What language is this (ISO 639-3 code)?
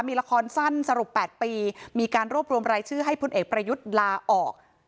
tha